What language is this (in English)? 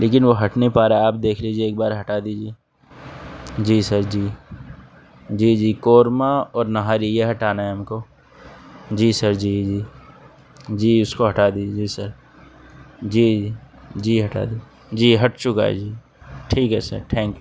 Urdu